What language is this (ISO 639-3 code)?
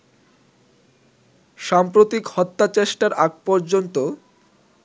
ben